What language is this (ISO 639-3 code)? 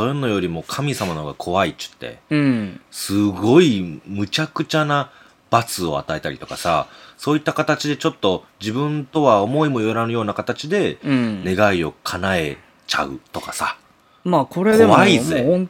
jpn